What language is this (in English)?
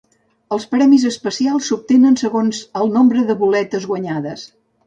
Catalan